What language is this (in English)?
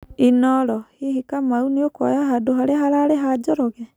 Kikuyu